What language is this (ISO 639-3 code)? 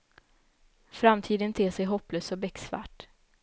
swe